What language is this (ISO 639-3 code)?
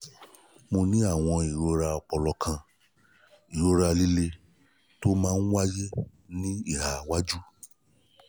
yor